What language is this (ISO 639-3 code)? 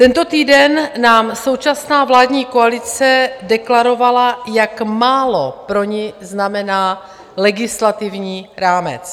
ces